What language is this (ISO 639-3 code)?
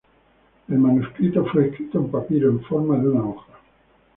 spa